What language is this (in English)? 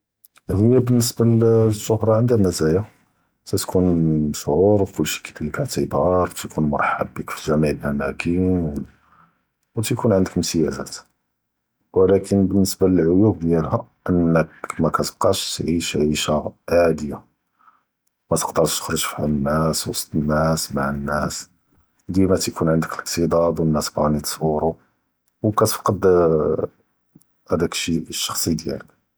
Judeo-Arabic